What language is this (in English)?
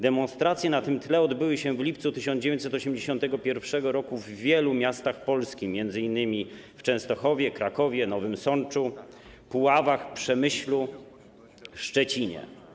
Polish